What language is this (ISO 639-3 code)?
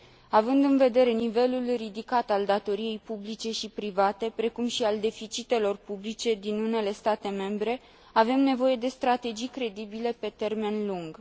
ron